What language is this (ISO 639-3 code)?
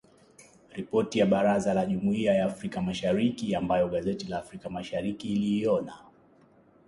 swa